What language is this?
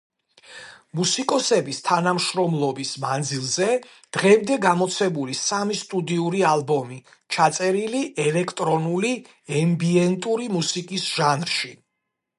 Georgian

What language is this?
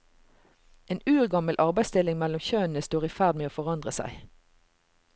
Norwegian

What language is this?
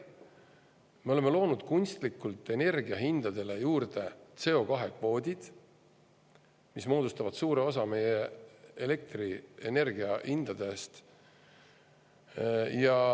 Estonian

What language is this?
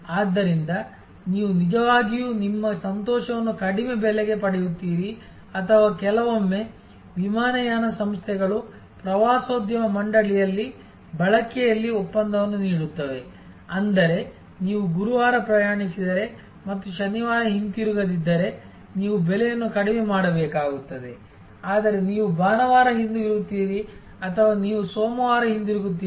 Kannada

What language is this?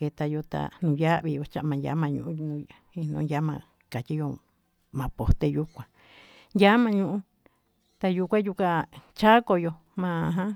Tututepec Mixtec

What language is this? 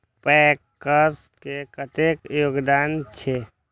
Maithili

